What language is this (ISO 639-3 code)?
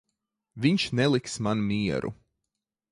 lav